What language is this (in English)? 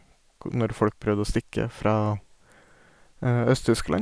Norwegian